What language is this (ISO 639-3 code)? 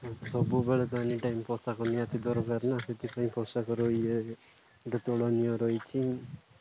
ori